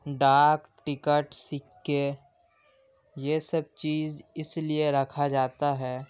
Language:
Urdu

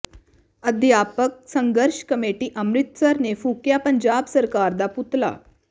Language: Punjabi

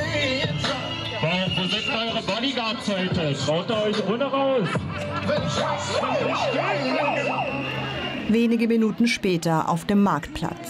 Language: German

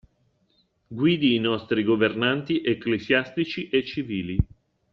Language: Italian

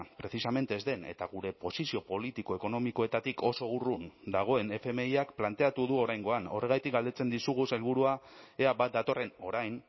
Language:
Basque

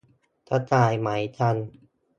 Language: Thai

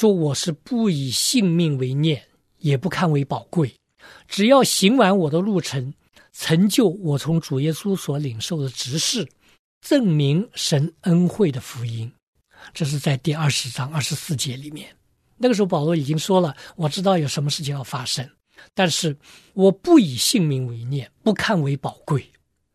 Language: Chinese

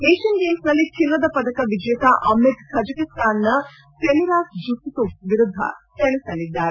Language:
Kannada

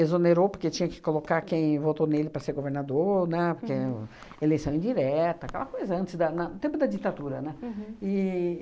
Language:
Portuguese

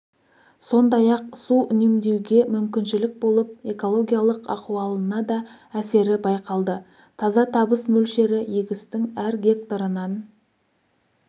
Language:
Kazakh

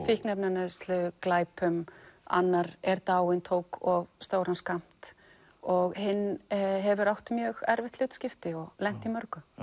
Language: Icelandic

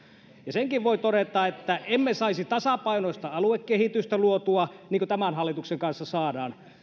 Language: Finnish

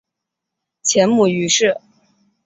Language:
Chinese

